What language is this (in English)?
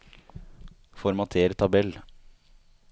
Norwegian